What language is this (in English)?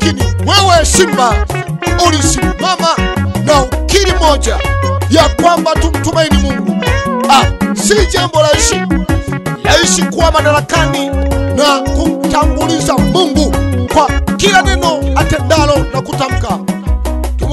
French